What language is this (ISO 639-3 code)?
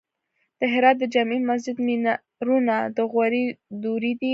pus